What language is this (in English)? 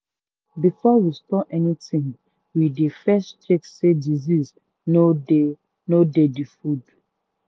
Nigerian Pidgin